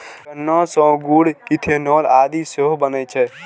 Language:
Maithili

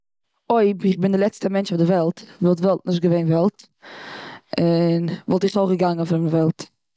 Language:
Yiddish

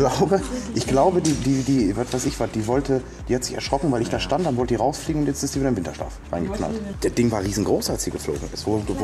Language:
German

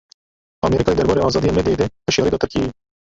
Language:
Kurdish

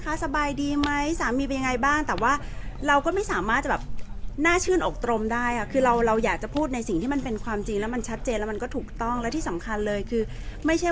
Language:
Thai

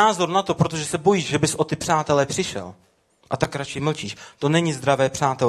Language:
Czech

